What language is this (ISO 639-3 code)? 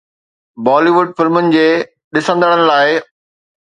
snd